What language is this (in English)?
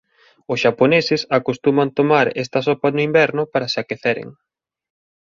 Galician